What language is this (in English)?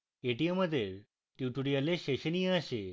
Bangla